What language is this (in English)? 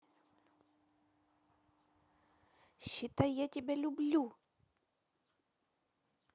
Russian